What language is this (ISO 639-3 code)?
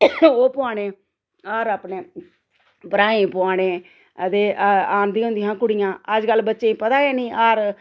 doi